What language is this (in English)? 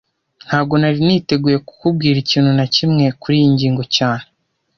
Kinyarwanda